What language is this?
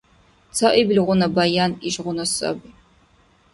Dargwa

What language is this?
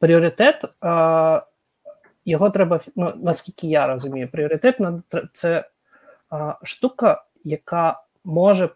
Ukrainian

